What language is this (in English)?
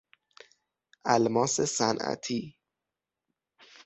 Persian